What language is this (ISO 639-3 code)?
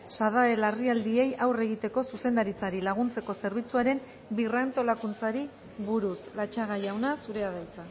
eus